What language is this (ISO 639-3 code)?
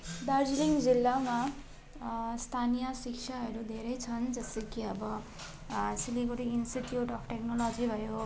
nep